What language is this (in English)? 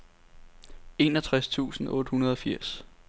Danish